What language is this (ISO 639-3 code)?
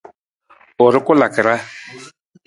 nmz